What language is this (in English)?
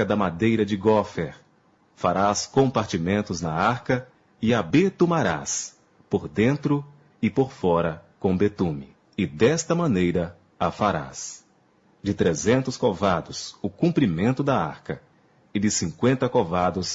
Portuguese